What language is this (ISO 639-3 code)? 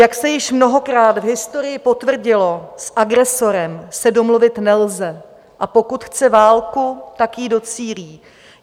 ces